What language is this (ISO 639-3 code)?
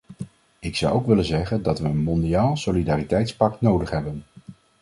nld